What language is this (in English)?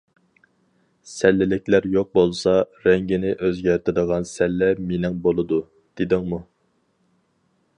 Uyghur